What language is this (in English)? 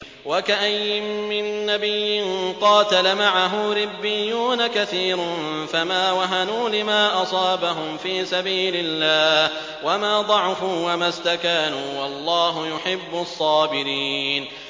Arabic